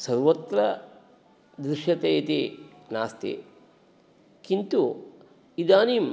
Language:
Sanskrit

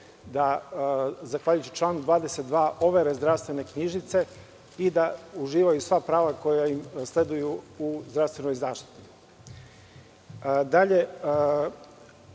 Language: Serbian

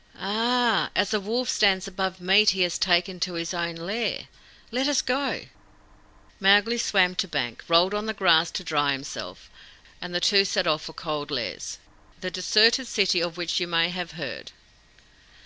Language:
English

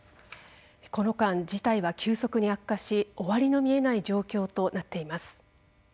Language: Japanese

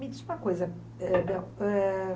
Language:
Portuguese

